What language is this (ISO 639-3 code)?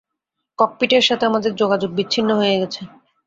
ben